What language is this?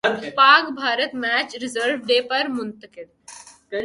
Urdu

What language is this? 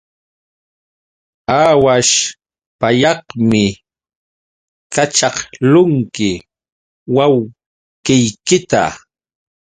Yauyos Quechua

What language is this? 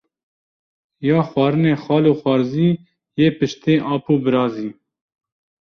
Kurdish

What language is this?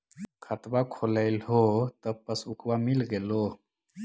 Magahi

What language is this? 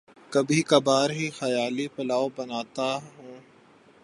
Urdu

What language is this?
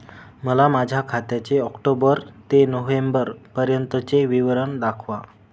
Marathi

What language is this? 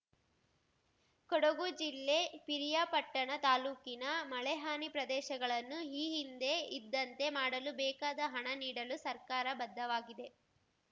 Kannada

